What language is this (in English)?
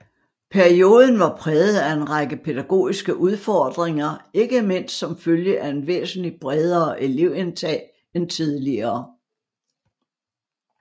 Danish